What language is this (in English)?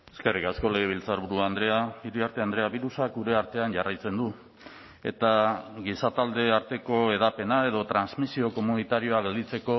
Basque